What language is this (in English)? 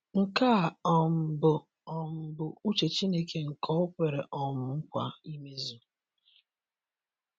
Igbo